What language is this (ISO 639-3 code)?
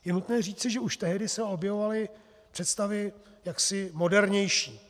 ces